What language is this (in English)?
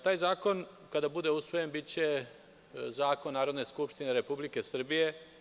Serbian